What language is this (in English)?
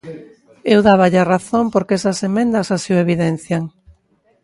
Galician